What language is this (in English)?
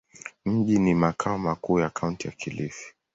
Swahili